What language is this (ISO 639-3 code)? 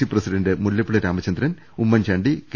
mal